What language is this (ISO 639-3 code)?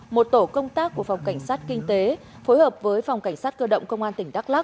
vie